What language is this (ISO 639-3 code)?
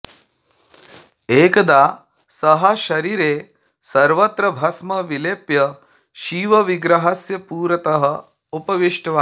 san